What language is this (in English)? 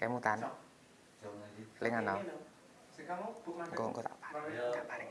Indonesian